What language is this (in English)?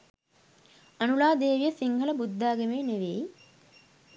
Sinhala